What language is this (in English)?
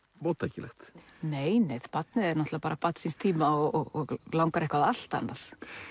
Icelandic